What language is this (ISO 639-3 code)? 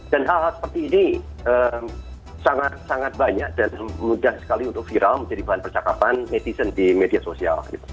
ind